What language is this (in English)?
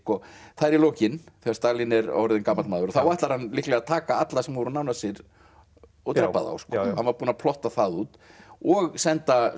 Icelandic